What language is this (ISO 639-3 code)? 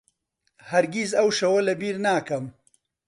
ckb